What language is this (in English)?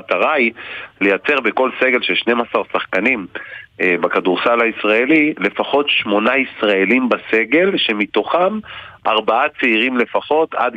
Hebrew